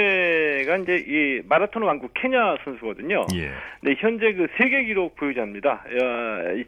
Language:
Korean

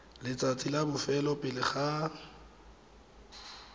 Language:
Tswana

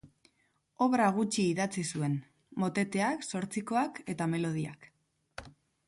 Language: Basque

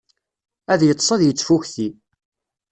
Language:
Kabyle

